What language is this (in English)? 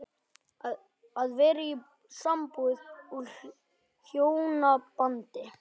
Icelandic